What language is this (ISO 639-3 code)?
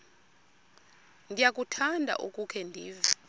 xho